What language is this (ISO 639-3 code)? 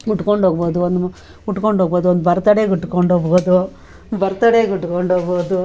kan